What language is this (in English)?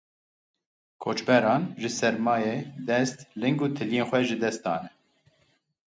Kurdish